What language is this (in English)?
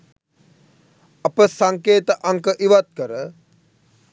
Sinhala